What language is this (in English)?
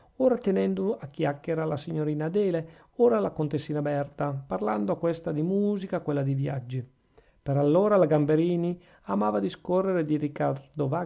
Italian